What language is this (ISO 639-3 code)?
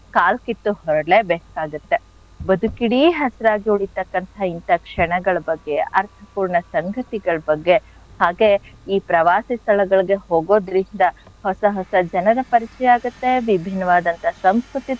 kan